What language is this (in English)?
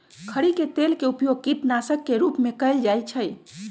Magahi